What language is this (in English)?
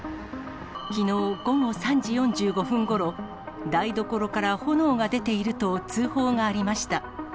Japanese